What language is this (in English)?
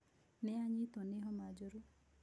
Kikuyu